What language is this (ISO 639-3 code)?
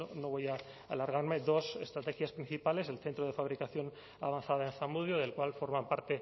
spa